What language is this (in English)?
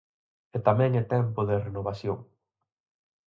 Galician